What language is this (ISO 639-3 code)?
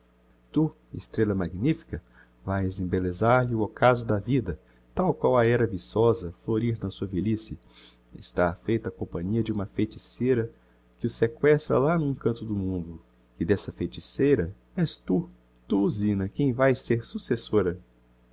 por